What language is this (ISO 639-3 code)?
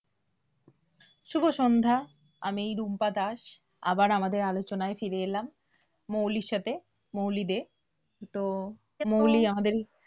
ben